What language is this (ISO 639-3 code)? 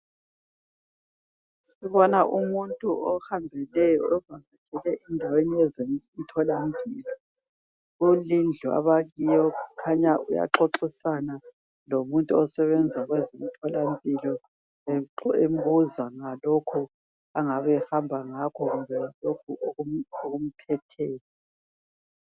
nde